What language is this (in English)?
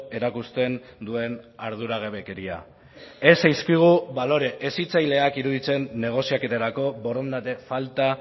Basque